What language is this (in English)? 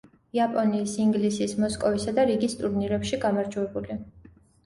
Georgian